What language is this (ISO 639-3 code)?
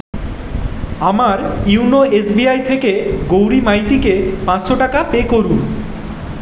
ben